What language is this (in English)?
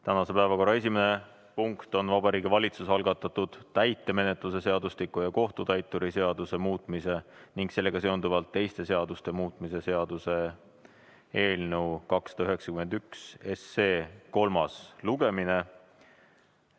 Estonian